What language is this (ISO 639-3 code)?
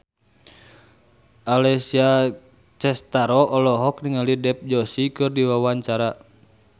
sun